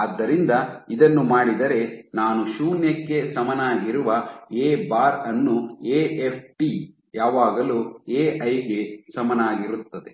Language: Kannada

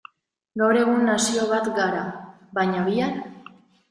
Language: Basque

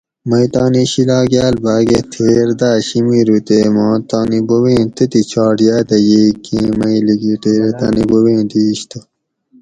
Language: Gawri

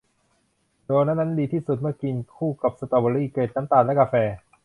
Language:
Thai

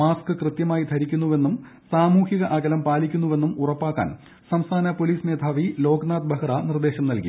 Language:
Malayalam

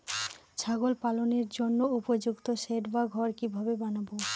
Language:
Bangla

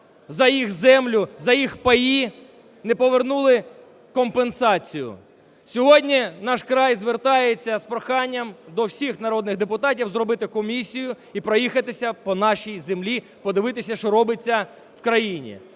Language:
Ukrainian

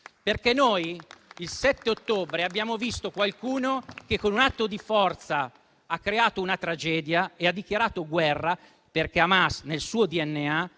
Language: Italian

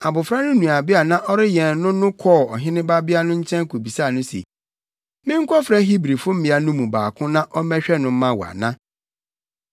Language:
Akan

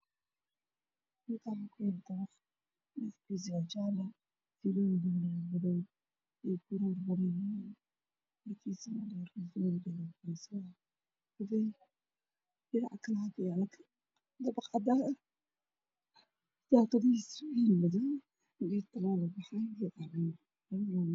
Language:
Somali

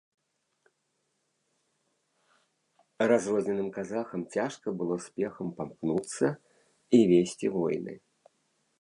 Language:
Belarusian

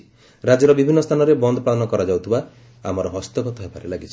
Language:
Odia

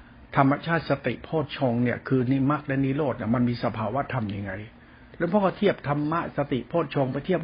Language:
Thai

